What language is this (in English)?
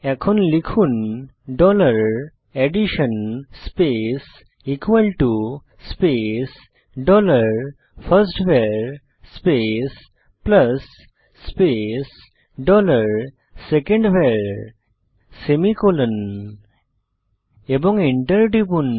Bangla